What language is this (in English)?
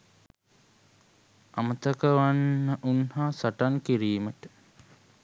Sinhala